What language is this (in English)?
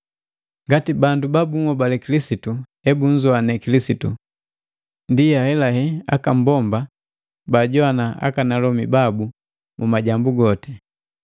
Matengo